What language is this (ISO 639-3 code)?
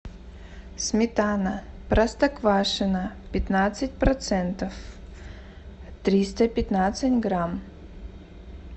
rus